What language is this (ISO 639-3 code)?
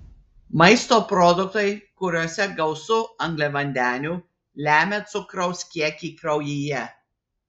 lit